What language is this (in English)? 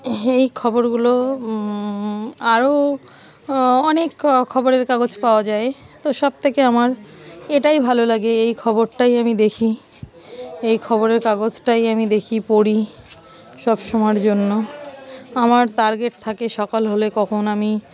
Bangla